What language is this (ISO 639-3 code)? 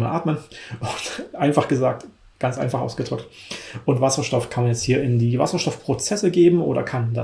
deu